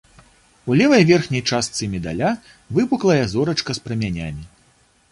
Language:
Belarusian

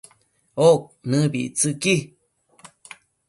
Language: Matsés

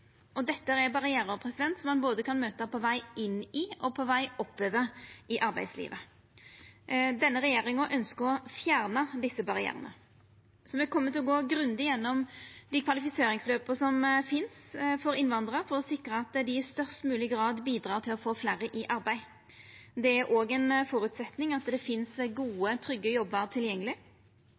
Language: Norwegian Nynorsk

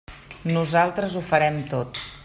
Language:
Catalan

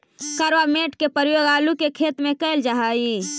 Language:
Magahi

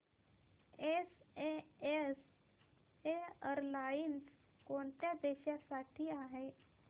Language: Marathi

